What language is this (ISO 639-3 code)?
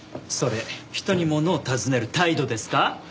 jpn